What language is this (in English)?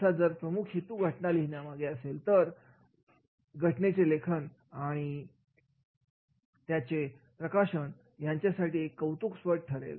Marathi